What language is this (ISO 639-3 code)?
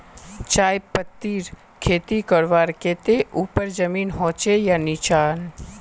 mag